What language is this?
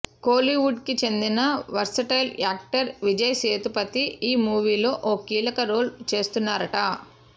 Telugu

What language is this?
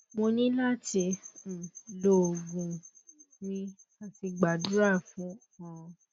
Yoruba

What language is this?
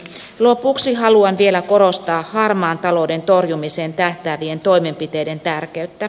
Finnish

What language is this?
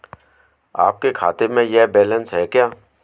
Hindi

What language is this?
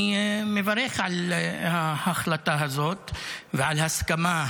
Hebrew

